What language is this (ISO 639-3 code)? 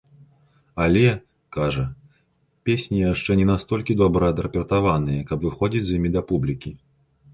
bel